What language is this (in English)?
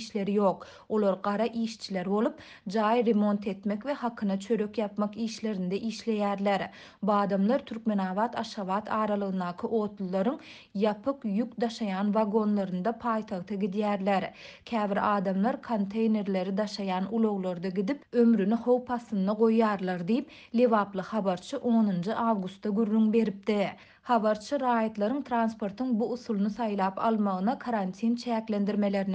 Turkish